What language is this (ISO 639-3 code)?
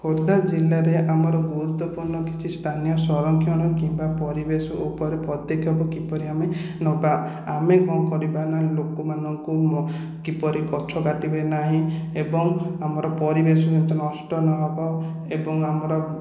ori